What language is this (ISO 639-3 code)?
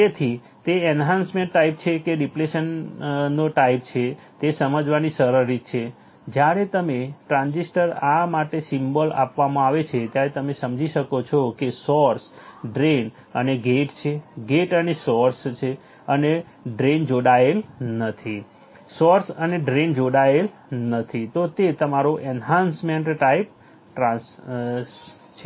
guj